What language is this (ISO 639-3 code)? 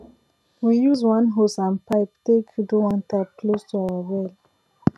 pcm